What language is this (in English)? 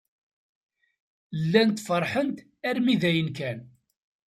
Kabyle